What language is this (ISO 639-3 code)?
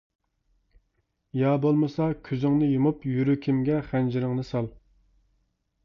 uig